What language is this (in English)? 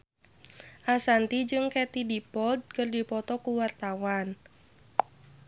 Sundanese